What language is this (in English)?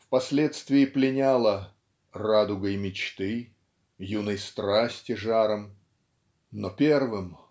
Russian